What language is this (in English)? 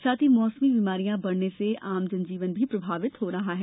Hindi